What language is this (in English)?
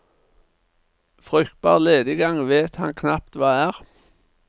Norwegian